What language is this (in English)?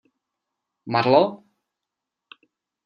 Czech